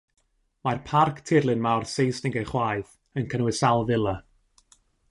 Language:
Welsh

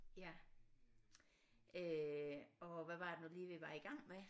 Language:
Danish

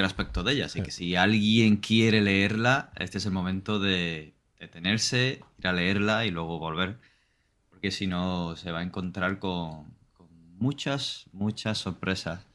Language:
Spanish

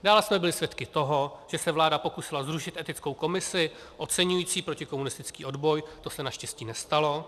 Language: Czech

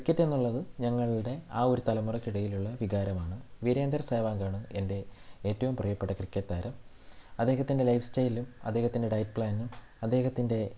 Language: Malayalam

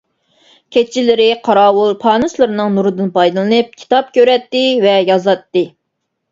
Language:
Uyghur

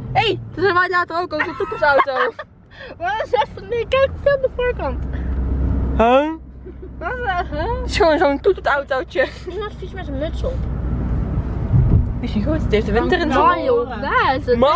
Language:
Dutch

